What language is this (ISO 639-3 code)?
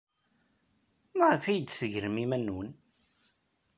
kab